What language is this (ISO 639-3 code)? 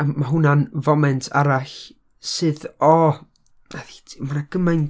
cym